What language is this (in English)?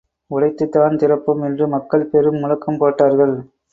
Tamil